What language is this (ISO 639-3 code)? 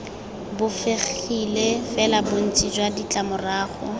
tsn